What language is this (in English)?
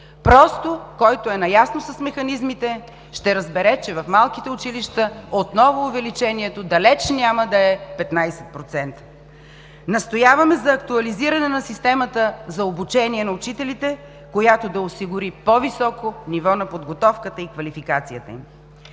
Bulgarian